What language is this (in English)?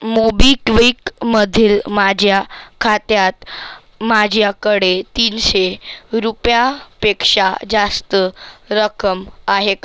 Marathi